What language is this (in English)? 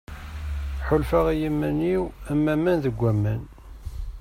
Kabyle